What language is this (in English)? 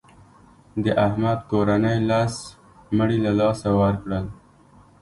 Pashto